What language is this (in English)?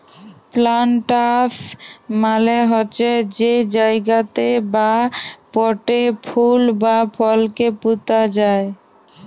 Bangla